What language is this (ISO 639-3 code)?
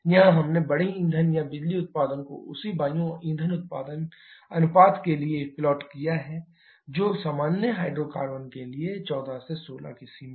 hin